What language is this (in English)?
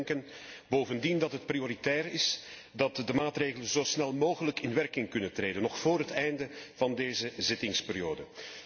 Dutch